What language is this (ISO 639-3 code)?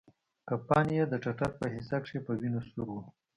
pus